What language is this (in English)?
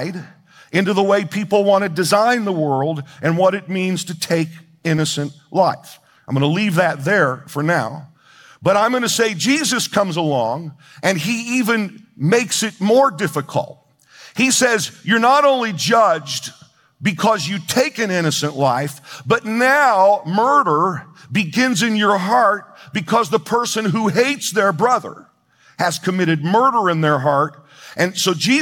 English